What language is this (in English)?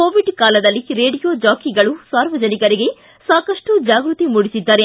Kannada